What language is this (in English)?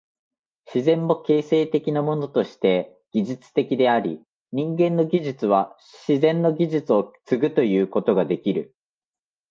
Japanese